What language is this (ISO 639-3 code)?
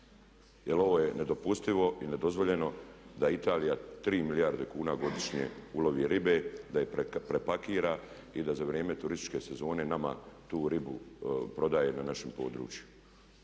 hrv